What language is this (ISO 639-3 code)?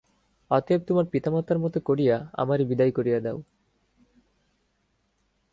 ben